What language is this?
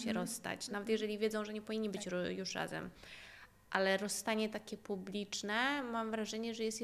Polish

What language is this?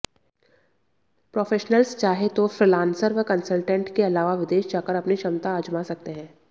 Hindi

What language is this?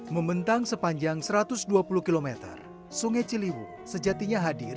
Indonesian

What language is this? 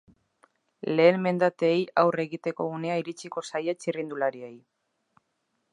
Basque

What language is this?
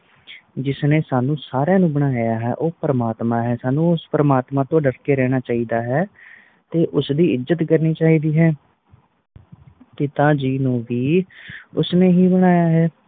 Punjabi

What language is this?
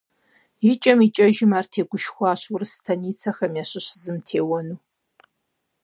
Kabardian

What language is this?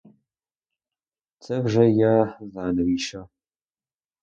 Ukrainian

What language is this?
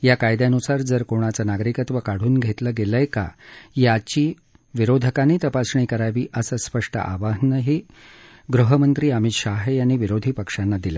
Marathi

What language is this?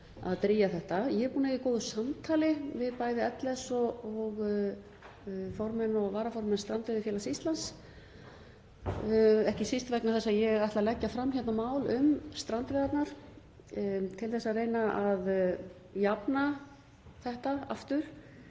Icelandic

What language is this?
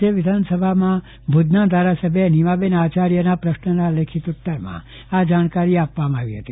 Gujarati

